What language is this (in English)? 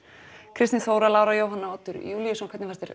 Icelandic